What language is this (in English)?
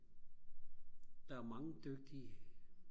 Danish